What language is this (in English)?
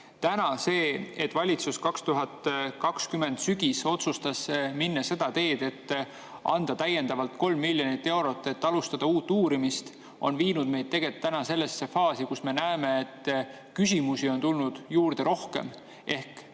Estonian